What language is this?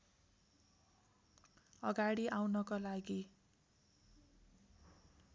Nepali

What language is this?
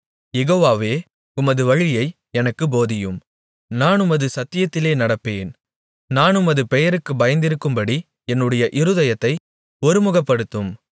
Tamil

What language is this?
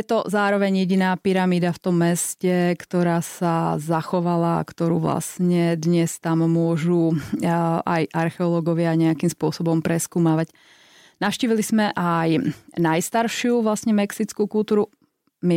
Slovak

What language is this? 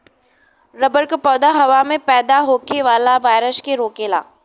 Bhojpuri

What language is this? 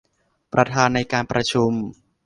Thai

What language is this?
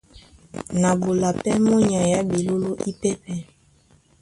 Duala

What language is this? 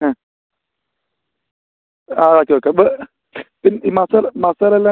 Malayalam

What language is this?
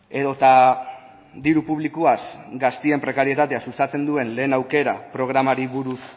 Basque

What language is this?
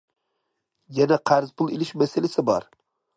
Uyghur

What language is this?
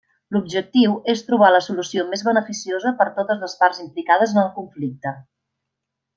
Catalan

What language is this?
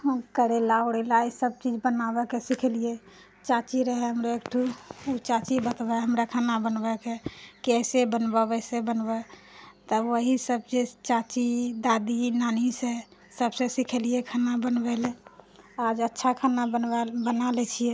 Maithili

